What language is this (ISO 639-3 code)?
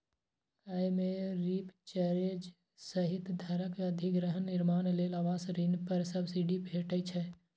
mai